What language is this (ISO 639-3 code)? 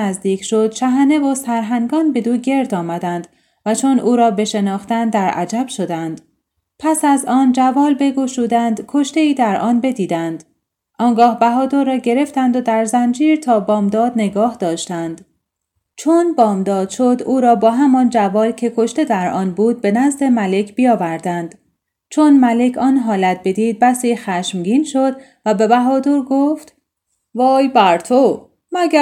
fas